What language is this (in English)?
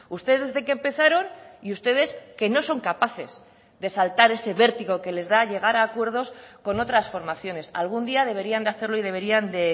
Spanish